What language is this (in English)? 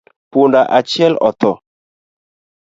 Luo (Kenya and Tanzania)